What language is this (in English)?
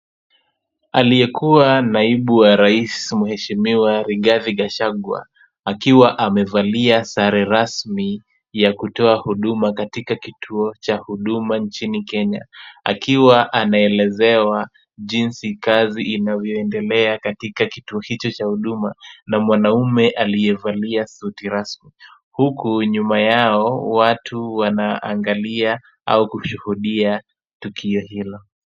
Swahili